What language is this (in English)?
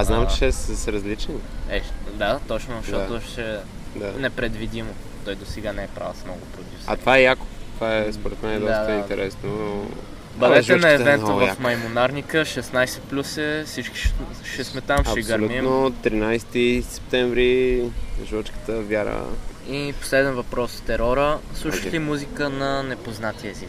Bulgarian